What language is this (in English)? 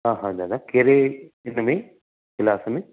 Sindhi